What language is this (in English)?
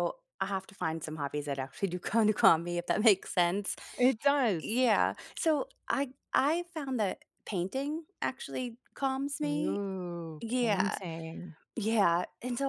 English